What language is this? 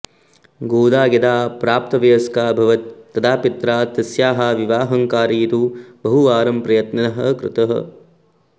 Sanskrit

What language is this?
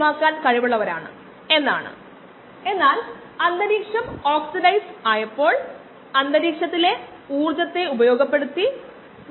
Malayalam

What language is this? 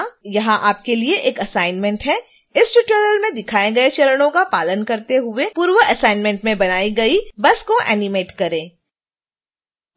Hindi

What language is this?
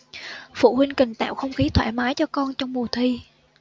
Vietnamese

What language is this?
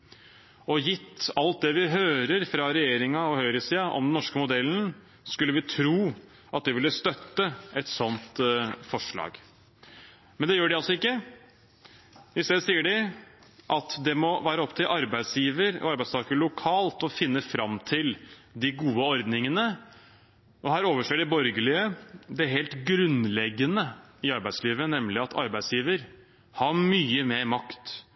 Norwegian Bokmål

